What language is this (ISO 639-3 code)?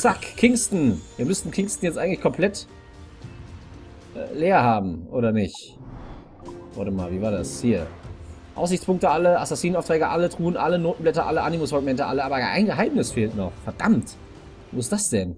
deu